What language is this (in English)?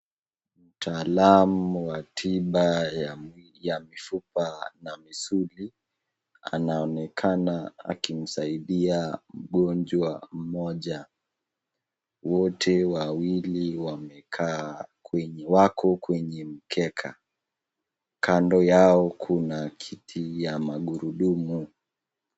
Swahili